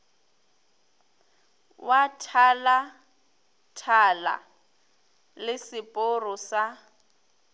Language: Northern Sotho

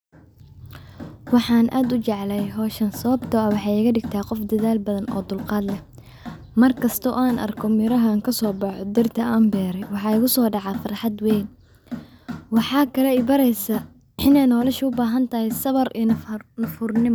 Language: Somali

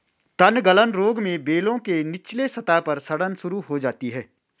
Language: Hindi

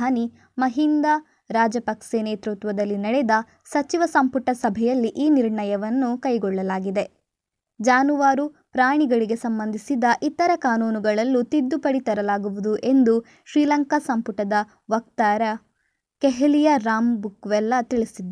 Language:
Kannada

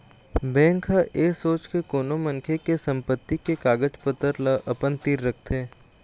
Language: Chhattisgarhi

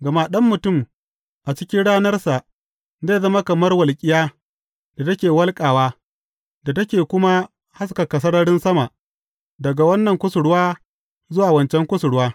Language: Hausa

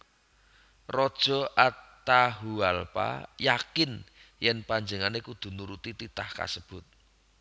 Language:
Javanese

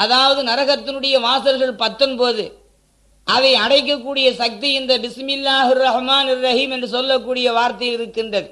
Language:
Tamil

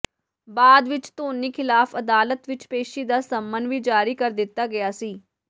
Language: Punjabi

